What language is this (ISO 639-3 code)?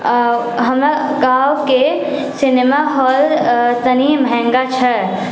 mai